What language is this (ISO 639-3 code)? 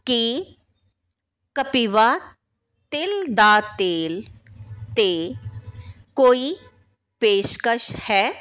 pan